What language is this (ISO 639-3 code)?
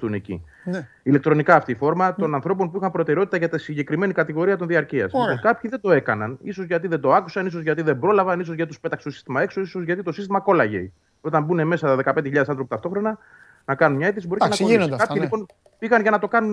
ell